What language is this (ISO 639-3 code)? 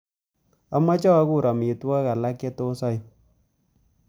kln